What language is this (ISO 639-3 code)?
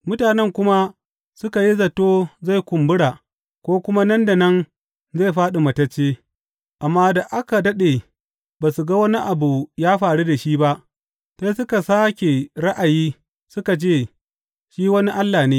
hau